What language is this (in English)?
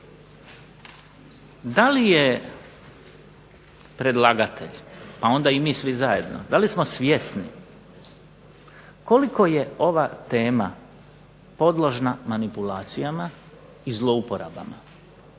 Croatian